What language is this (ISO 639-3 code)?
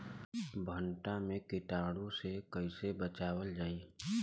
bho